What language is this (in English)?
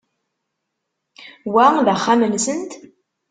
Kabyle